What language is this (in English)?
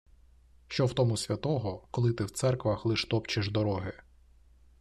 Ukrainian